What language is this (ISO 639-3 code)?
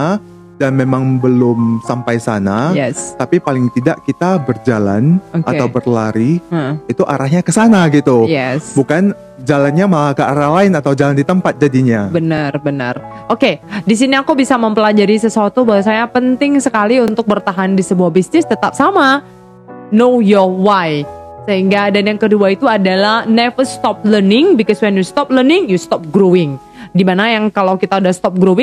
ind